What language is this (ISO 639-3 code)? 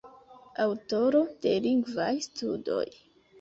epo